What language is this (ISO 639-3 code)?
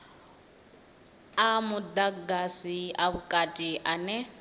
ven